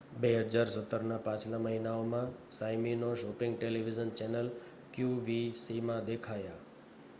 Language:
Gujarati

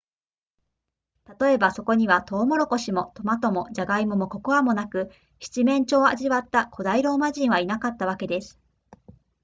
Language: Japanese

